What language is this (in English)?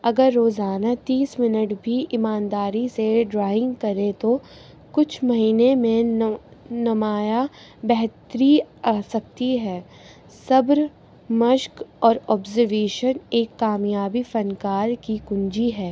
Urdu